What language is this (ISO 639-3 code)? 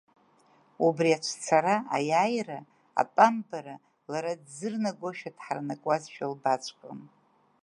abk